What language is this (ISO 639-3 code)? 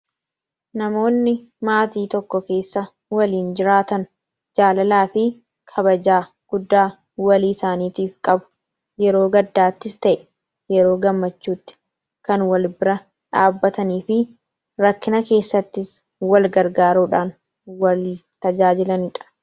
orm